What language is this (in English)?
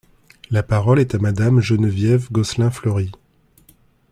French